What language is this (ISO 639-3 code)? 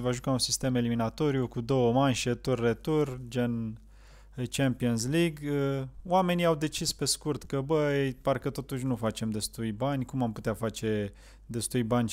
ron